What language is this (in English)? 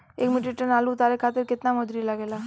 Bhojpuri